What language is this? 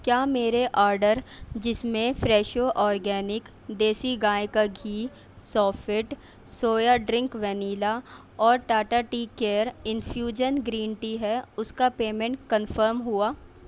Urdu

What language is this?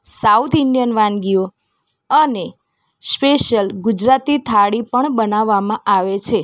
Gujarati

